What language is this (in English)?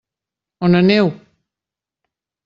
Catalan